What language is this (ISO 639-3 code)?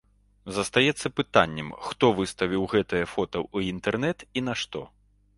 bel